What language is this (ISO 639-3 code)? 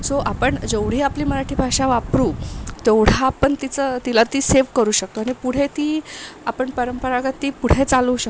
mar